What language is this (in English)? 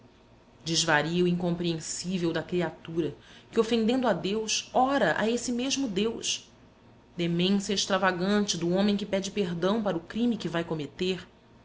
Portuguese